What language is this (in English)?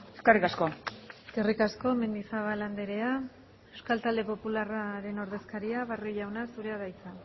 Basque